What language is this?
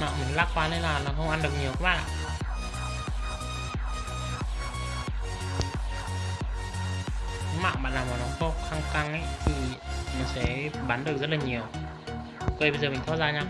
Vietnamese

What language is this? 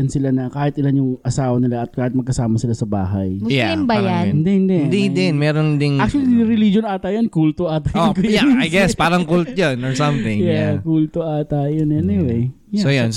Filipino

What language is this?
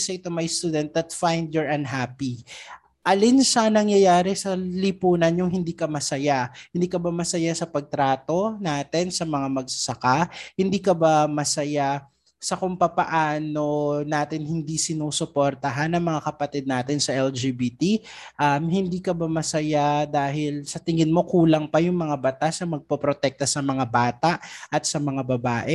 Filipino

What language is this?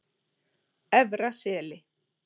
Icelandic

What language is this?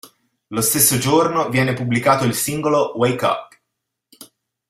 Italian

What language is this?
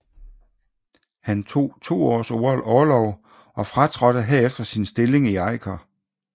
Danish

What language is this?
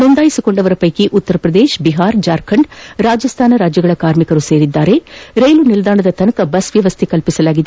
Kannada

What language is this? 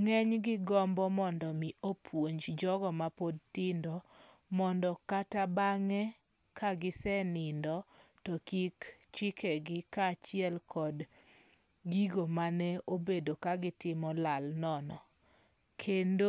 Luo (Kenya and Tanzania)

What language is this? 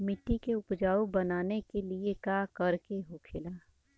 Bhojpuri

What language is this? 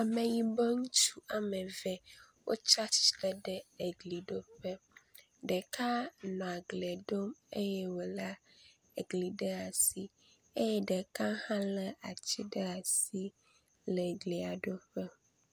Ewe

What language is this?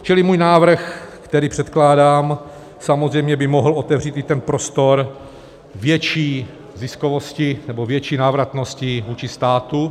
Czech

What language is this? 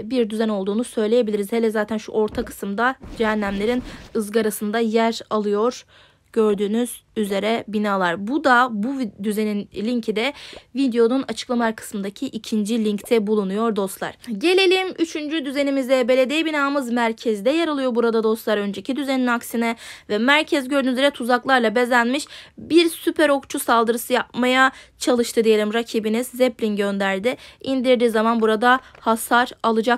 Turkish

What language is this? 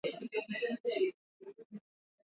Swahili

